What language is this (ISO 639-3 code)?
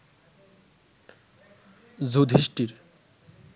ben